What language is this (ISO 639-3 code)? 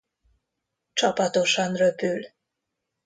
hun